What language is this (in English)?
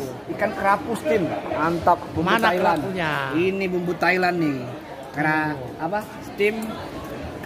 Indonesian